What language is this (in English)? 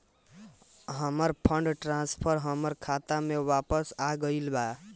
Bhojpuri